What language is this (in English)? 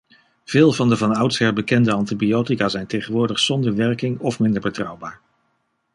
Dutch